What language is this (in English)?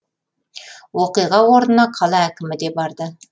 Kazakh